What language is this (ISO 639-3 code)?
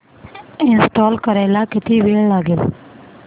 mar